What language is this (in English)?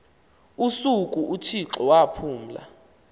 Xhosa